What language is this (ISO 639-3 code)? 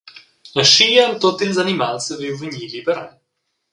roh